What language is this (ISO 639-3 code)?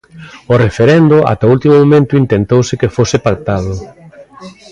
glg